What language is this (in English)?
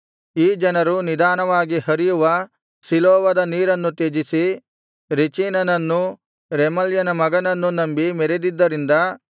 Kannada